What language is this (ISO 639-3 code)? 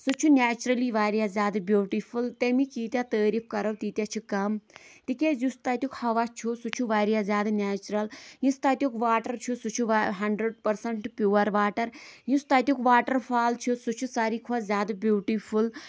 kas